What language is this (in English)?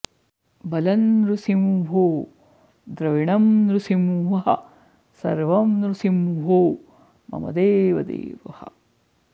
Sanskrit